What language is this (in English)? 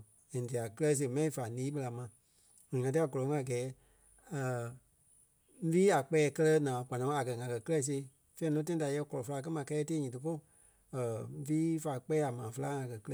Kpelle